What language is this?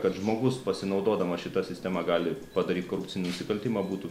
Lithuanian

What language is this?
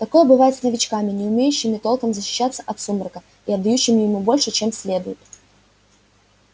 Russian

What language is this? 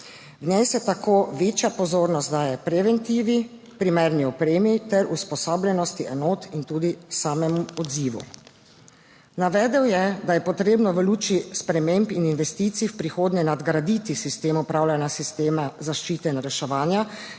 Slovenian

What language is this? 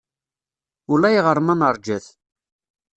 Kabyle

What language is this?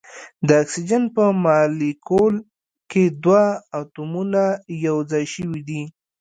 Pashto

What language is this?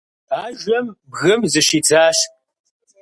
Kabardian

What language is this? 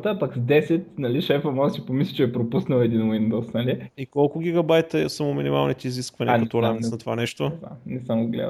Bulgarian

